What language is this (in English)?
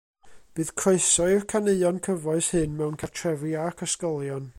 Welsh